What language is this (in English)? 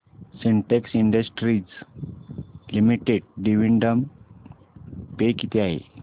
Marathi